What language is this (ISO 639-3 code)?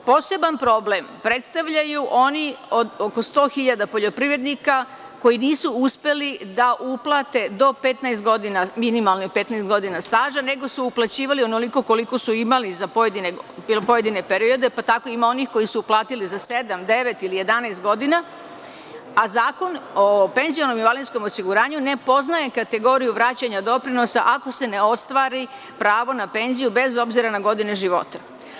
srp